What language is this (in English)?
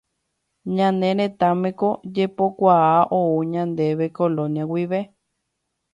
Guarani